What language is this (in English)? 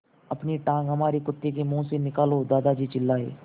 Hindi